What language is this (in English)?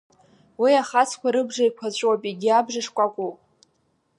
Abkhazian